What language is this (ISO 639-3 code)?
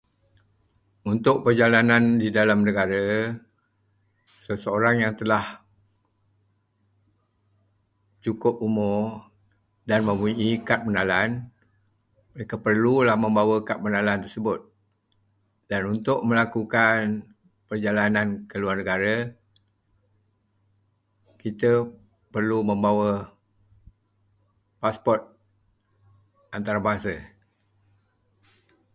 msa